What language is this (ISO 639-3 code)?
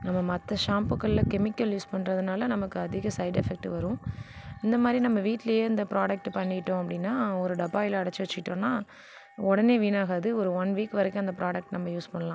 tam